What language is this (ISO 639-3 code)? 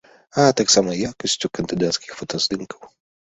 bel